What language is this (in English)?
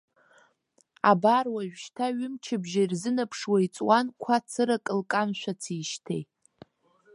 Abkhazian